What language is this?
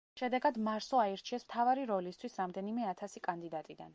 Georgian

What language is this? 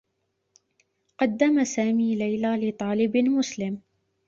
Arabic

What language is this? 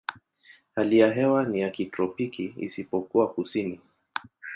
Swahili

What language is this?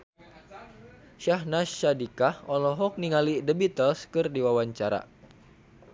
Sundanese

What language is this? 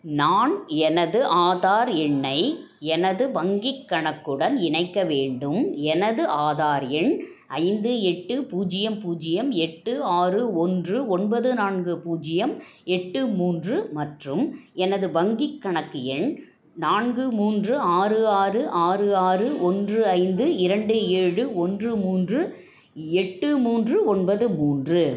Tamil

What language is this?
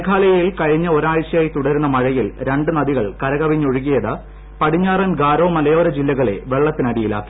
Malayalam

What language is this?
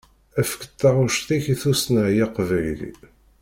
Kabyle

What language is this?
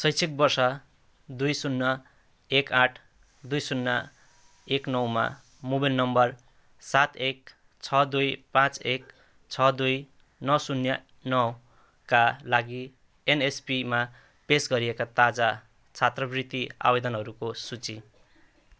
Nepali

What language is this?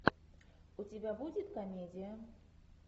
Russian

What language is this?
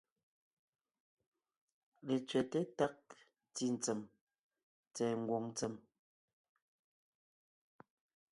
Ngiemboon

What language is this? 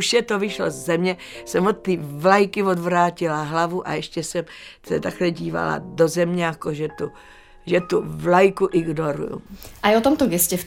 Slovak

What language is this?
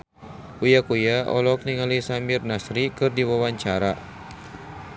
Sundanese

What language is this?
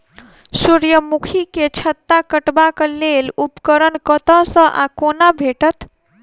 Maithili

